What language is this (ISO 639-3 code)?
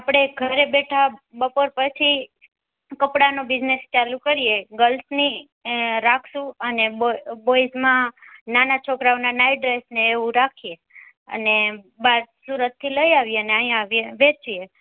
guj